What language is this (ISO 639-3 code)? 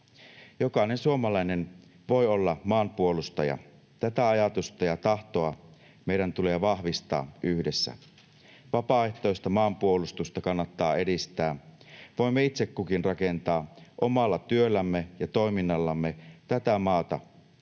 fin